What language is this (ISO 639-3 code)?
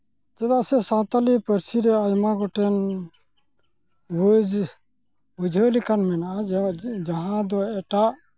sat